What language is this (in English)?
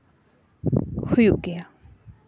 Santali